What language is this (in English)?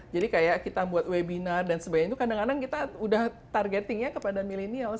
Indonesian